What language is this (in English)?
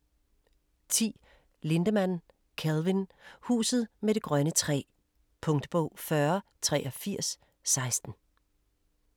Danish